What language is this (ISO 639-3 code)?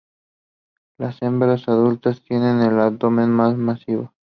spa